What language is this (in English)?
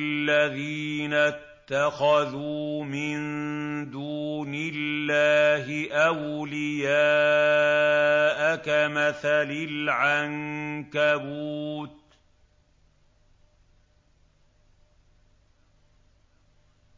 Arabic